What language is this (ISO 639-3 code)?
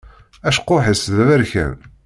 kab